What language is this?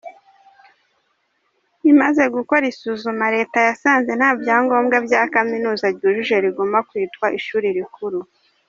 Kinyarwanda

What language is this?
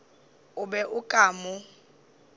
Northern Sotho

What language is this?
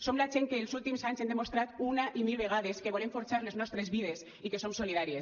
Catalan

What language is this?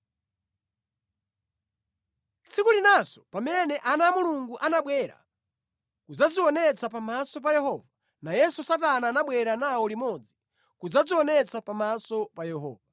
Nyanja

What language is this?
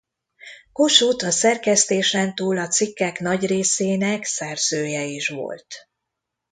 Hungarian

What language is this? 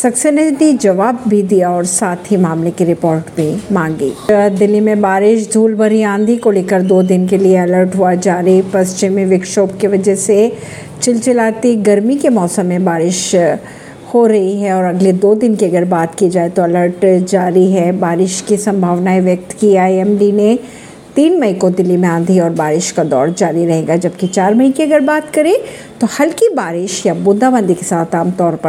Hindi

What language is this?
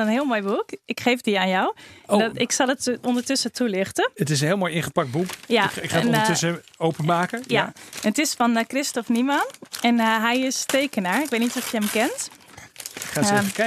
Dutch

